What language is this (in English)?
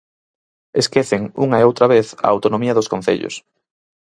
Galician